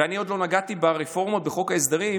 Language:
Hebrew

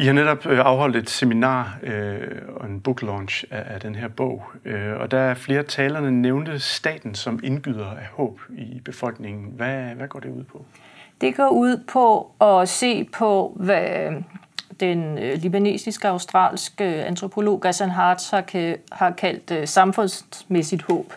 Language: Danish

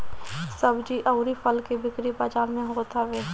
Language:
Bhojpuri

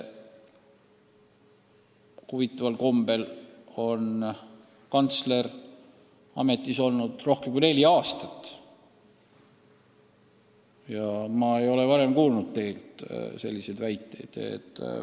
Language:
Estonian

